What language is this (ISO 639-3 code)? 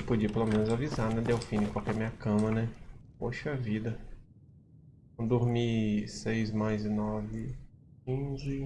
por